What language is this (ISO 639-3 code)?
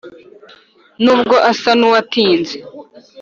kin